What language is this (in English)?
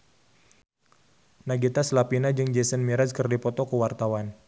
Sundanese